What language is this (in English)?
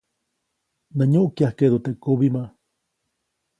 Copainalá Zoque